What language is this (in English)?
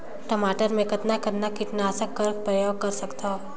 Chhattisgarhi